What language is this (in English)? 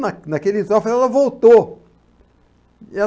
Portuguese